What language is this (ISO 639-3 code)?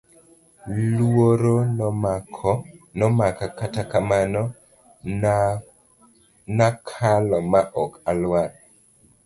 luo